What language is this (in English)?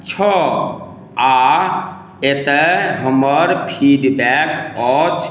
Maithili